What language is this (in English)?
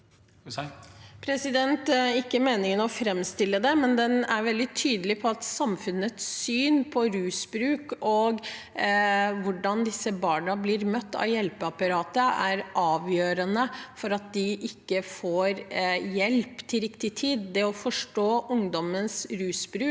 Norwegian